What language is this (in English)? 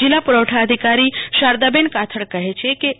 Gujarati